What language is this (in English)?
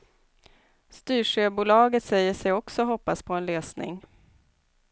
Swedish